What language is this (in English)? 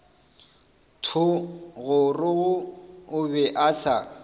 Northern Sotho